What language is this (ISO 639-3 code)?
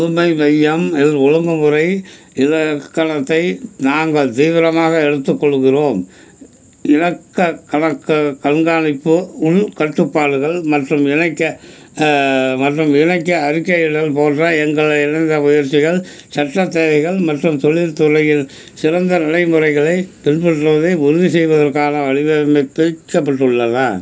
tam